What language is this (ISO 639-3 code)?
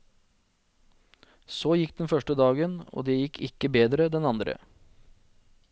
nor